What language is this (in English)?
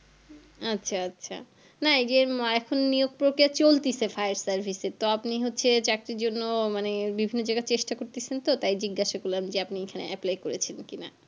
Bangla